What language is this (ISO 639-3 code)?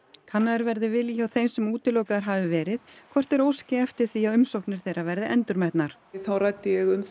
isl